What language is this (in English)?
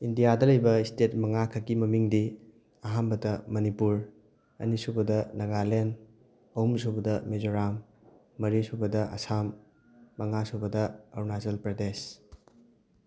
Manipuri